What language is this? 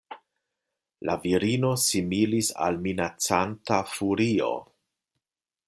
Esperanto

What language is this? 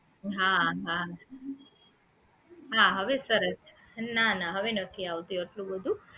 Gujarati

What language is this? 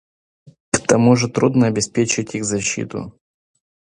Russian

